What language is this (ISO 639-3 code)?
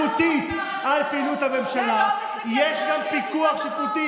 heb